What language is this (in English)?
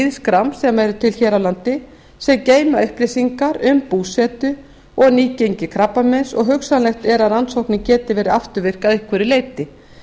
Icelandic